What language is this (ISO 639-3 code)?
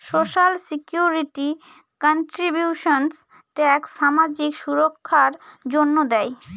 ben